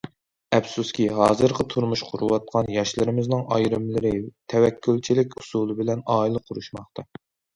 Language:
Uyghur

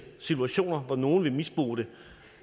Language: Danish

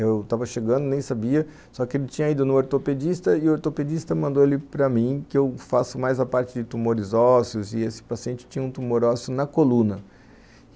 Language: Portuguese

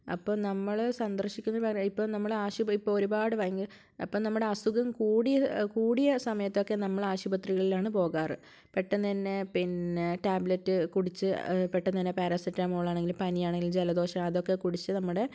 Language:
Malayalam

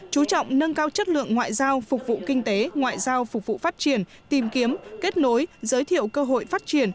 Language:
Vietnamese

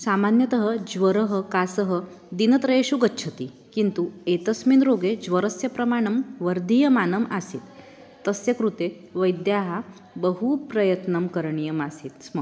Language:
Sanskrit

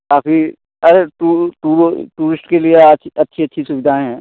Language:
Hindi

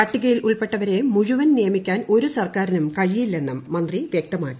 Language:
Malayalam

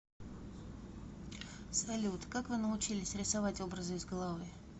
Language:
Russian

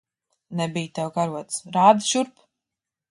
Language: Latvian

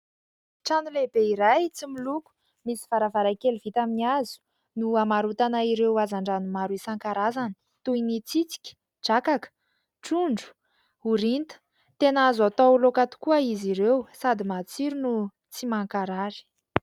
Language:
Malagasy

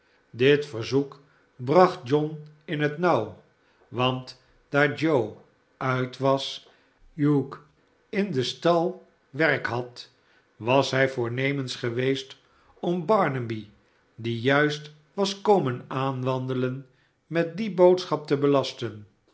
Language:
Dutch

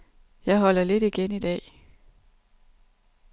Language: Danish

